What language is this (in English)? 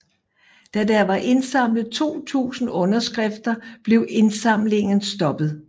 Danish